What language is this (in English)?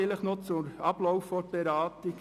Swiss German